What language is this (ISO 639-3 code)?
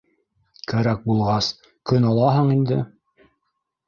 bak